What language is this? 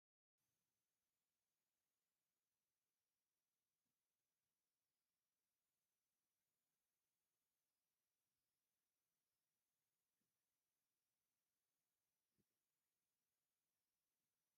Tigrinya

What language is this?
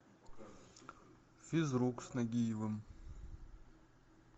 Russian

